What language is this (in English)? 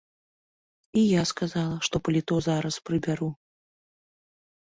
Belarusian